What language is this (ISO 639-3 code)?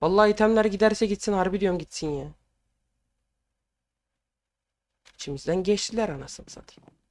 tur